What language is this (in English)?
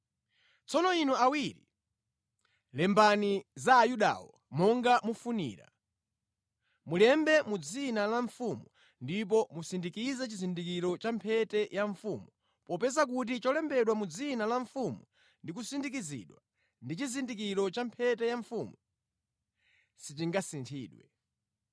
Nyanja